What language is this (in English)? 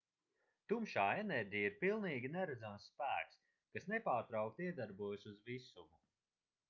Latvian